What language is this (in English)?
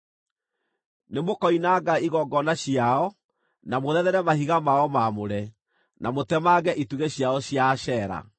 Kikuyu